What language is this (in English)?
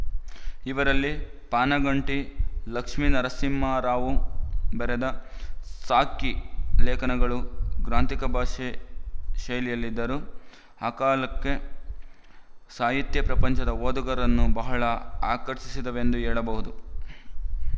Kannada